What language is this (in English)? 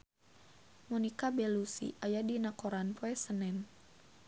Sundanese